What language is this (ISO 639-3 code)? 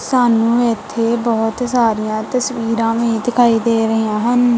pan